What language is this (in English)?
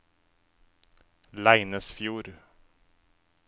Norwegian